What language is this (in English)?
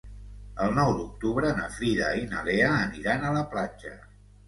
Catalan